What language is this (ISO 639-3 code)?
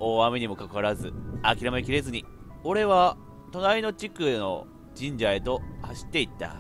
jpn